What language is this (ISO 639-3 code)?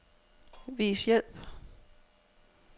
dan